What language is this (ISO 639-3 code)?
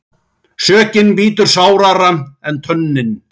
isl